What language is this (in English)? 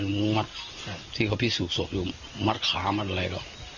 Thai